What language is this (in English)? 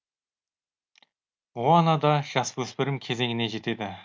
Kazakh